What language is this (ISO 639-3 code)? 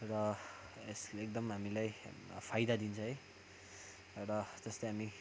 nep